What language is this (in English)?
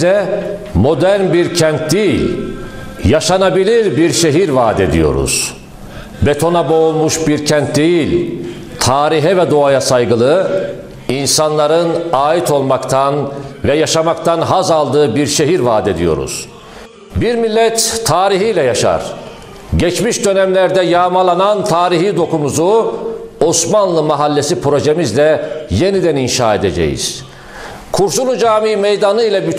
Turkish